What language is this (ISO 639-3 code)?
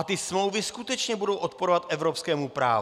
ces